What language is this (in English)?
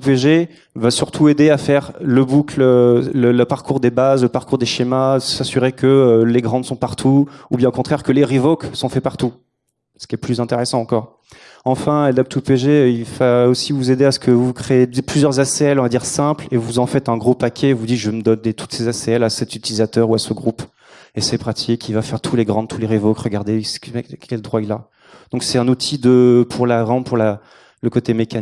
French